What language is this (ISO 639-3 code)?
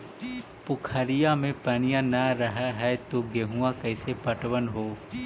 mag